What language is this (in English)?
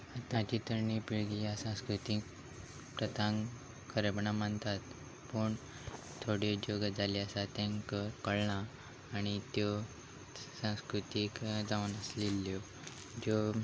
Konkani